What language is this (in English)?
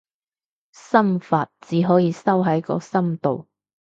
Cantonese